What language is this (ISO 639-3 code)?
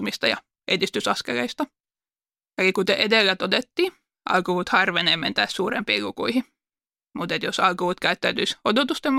fin